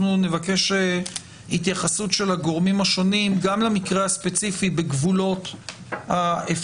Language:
Hebrew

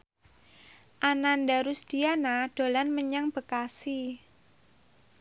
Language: Javanese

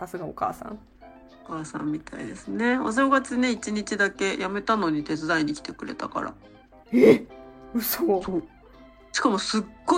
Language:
Japanese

